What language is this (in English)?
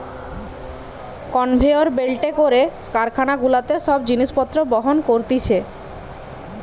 Bangla